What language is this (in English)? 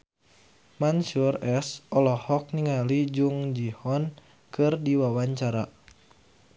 Sundanese